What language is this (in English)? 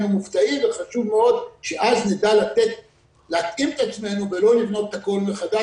Hebrew